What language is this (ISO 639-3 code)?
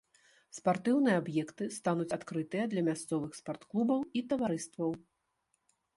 bel